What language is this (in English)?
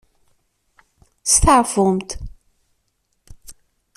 Kabyle